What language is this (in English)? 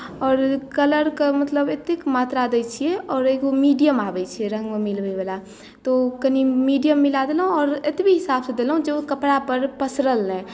Maithili